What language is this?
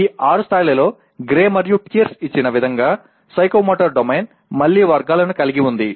Telugu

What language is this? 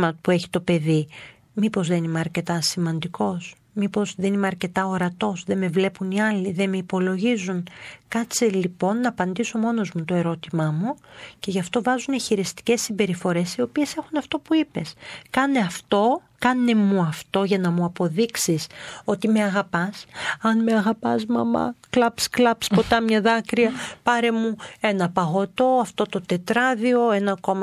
Greek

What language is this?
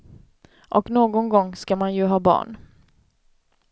Swedish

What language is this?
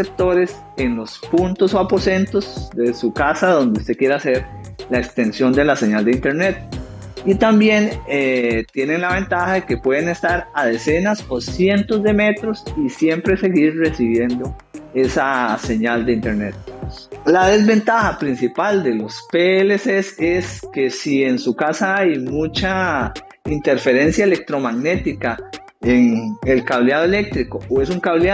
Spanish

